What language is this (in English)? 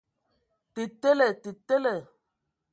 Ewondo